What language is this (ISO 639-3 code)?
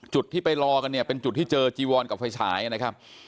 tha